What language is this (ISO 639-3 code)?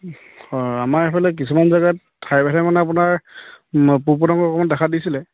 asm